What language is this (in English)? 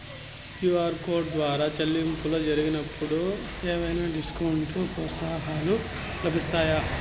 Telugu